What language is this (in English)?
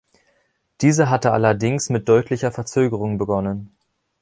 German